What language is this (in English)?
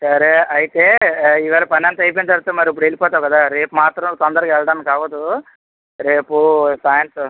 Telugu